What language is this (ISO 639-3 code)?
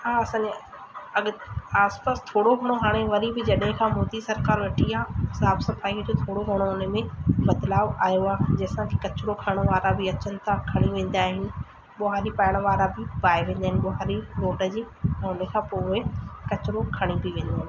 snd